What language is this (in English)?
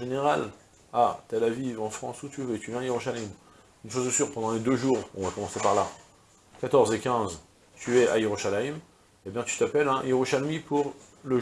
French